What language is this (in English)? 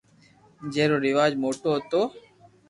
Loarki